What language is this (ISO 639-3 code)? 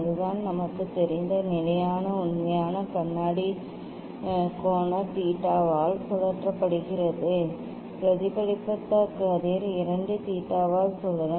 tam